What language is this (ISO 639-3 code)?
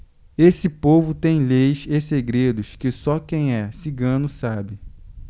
por